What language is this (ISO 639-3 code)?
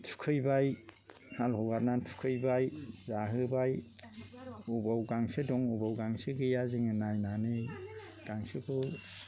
brx